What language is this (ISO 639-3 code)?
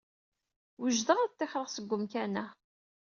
kab